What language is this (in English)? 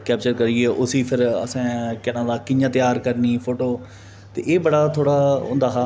Dogri